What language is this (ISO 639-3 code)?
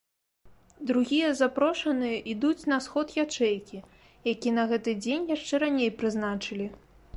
bel